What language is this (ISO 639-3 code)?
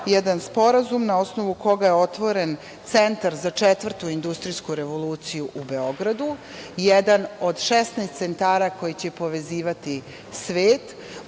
srp